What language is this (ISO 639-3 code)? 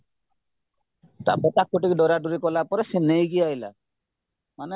ori